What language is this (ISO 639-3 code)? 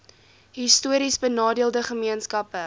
afr